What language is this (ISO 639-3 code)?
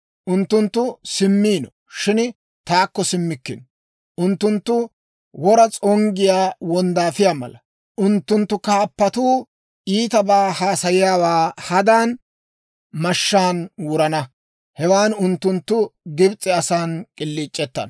dwr